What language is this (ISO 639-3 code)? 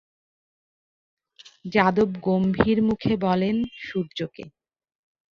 ben